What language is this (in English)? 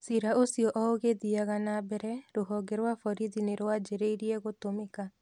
Kikuyu